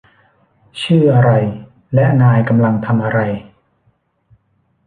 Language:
Thai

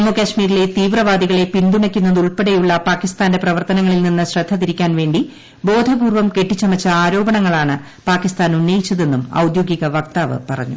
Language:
Malayalam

